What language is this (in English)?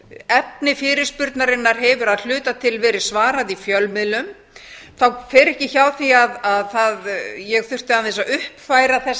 Icelandic